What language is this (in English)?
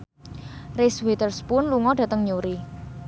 Javanese